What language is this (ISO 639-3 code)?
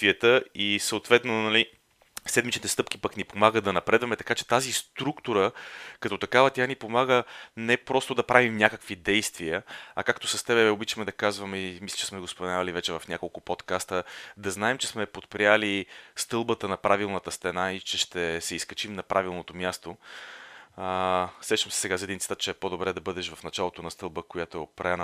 bul